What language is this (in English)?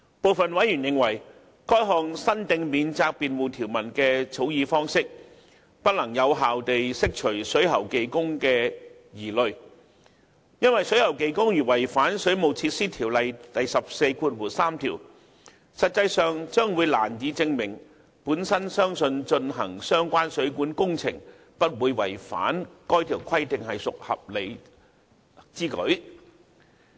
Cantonese